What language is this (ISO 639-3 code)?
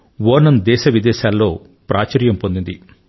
tel